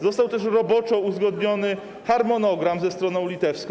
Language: Polish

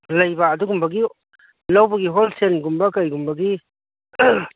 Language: Manipuri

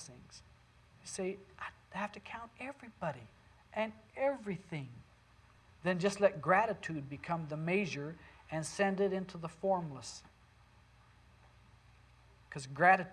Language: English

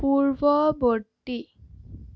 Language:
Assamese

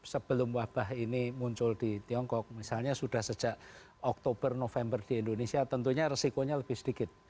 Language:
Indonesian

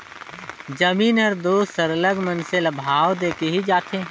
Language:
Chhattisgarhi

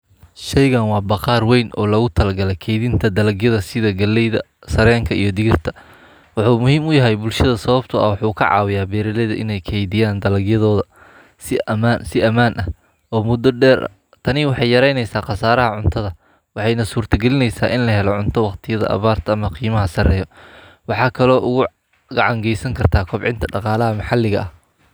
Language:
Somali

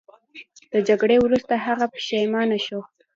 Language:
Pashto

